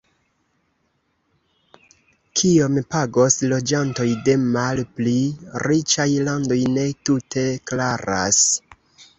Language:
Esperanto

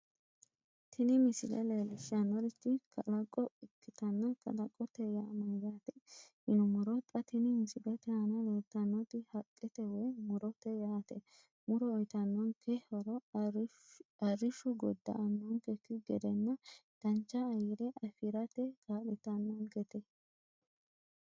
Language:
Sidamo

